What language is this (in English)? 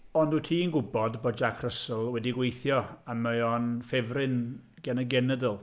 Welsh